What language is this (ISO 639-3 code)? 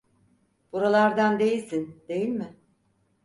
tur